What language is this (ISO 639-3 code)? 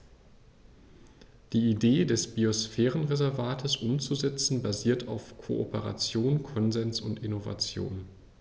deu